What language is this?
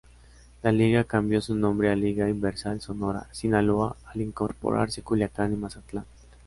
Spanish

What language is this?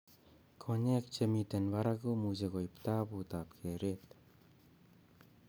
Kalenjin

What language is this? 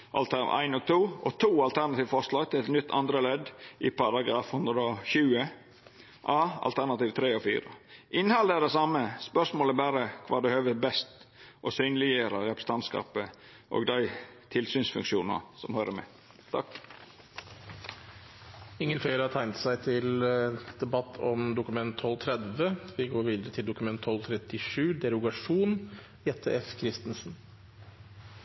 Norwegian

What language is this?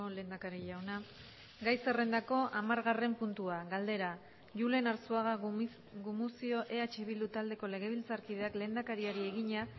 Basque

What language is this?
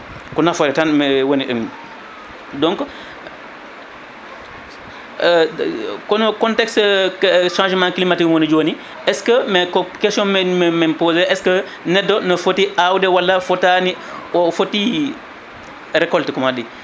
Fula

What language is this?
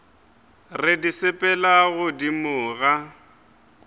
Northern Sotho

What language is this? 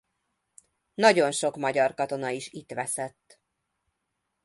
Hungarian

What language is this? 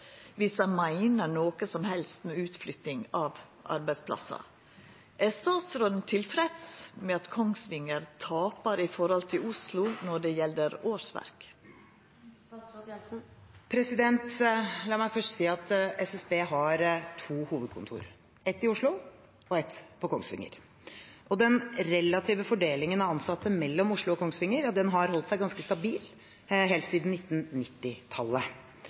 Norwegian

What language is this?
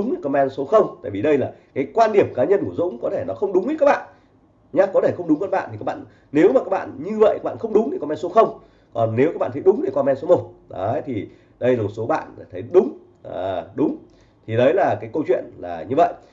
Vietnamese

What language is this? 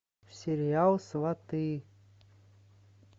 Russian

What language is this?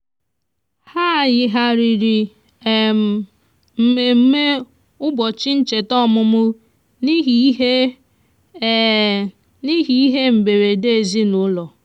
Igbo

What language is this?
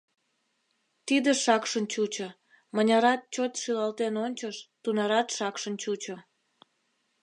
Mari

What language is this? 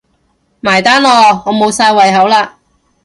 Cantonese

